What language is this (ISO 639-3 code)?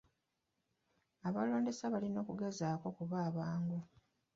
lug